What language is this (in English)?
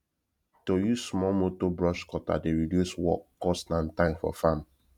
Nigerian Pidgin